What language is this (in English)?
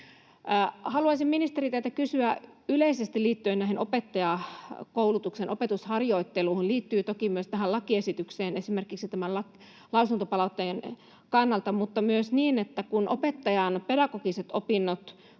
Finnish